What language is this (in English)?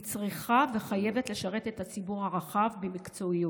Hebrew